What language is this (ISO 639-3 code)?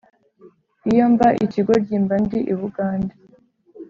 kin